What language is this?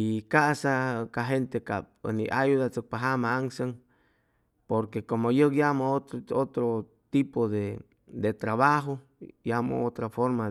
Chimalapa Zoque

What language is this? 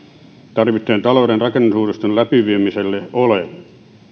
Finnish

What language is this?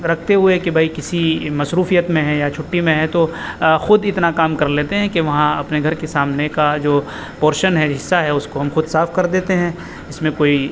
Urdu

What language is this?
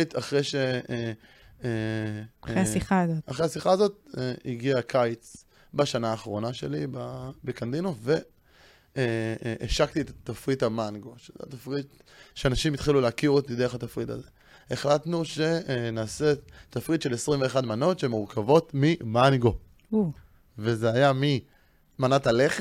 Hebrew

